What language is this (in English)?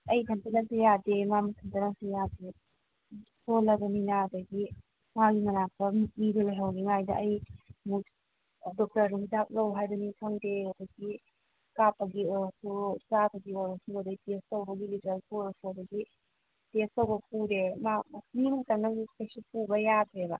Manipuri